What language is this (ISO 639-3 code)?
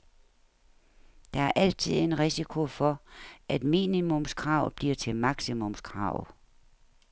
dan